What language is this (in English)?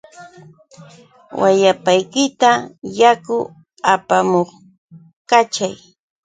Yauyos Quechua